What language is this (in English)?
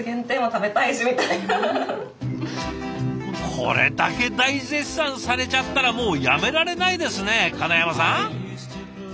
Japanese